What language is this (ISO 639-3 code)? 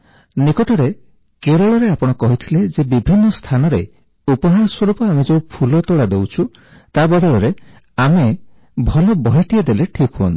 ori